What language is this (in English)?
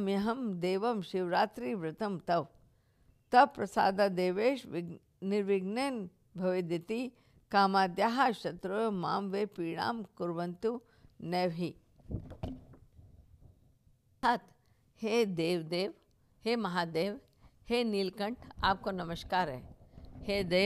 Hindi